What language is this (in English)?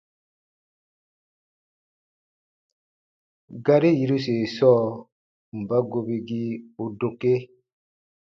Baatonum